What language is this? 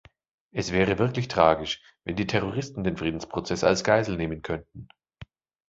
German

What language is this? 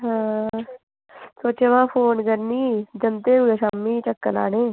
Dogri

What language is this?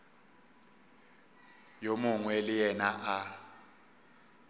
Northern Sotho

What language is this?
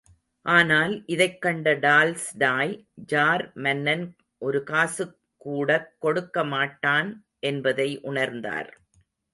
Tamil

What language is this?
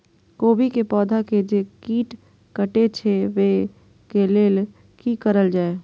Maithili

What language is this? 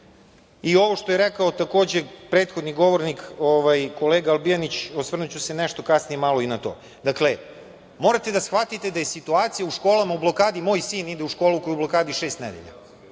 Serbian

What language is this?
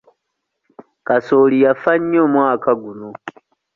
Ganda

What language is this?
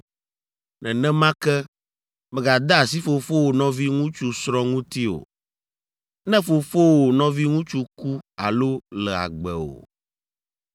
Ewe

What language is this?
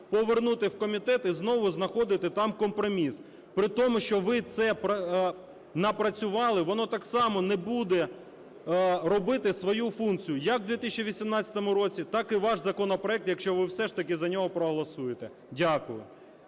Ukrainian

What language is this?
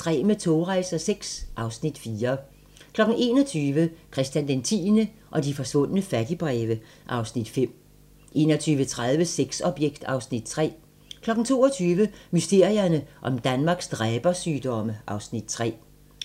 Danish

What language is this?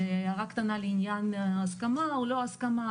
Hebrew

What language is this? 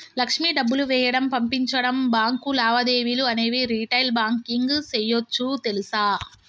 Telugu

